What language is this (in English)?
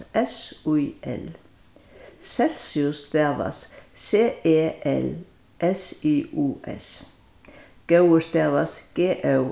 Faroese